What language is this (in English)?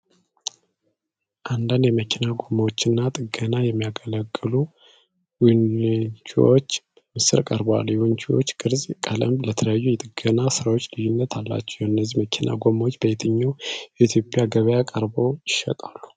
Amharic